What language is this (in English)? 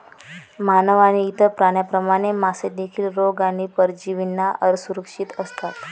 Marathi